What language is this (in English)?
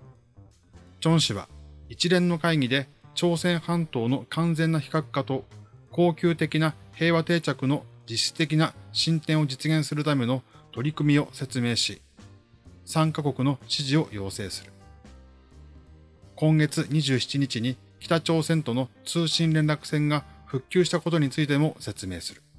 Japanese